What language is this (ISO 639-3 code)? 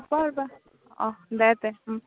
asm